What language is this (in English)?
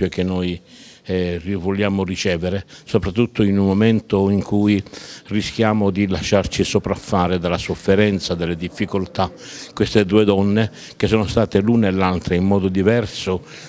Italian